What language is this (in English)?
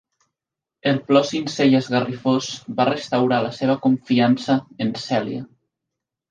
Catalan